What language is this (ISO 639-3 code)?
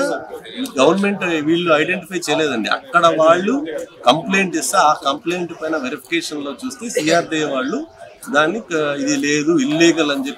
tel